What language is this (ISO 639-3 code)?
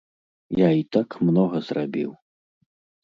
bel